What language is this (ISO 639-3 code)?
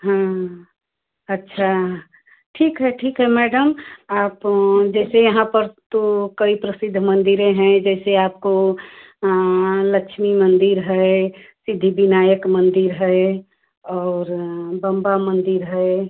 hin